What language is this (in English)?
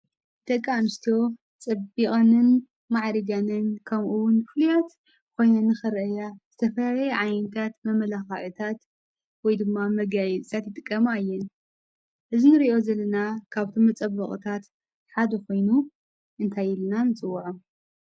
Tigrinya